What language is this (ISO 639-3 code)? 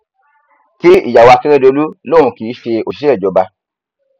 yor